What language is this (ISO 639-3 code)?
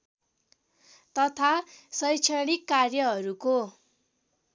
nep